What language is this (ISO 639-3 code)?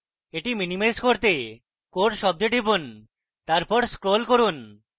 ben